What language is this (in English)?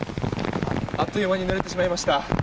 Japanese